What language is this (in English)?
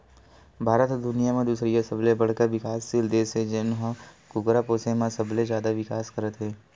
Chhattisgarhi